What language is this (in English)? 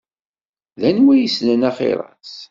Kabyle